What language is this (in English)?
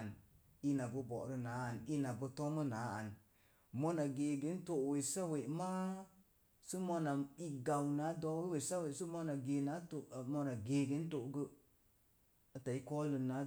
Mom Jango